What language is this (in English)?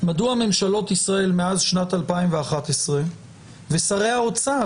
Hebrew